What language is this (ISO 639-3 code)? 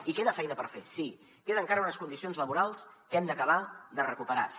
cat